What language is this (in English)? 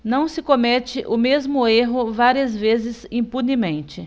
Portuguese